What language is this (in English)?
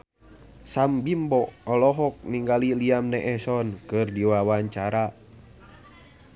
Sundanese